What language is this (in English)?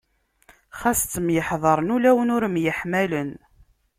Kabyle